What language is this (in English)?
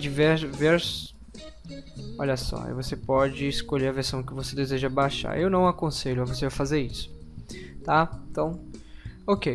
Portuguese